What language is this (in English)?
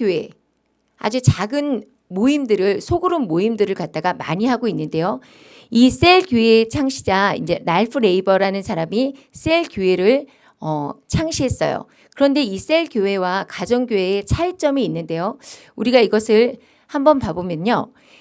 Korean